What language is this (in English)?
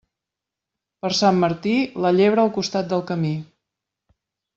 Catalan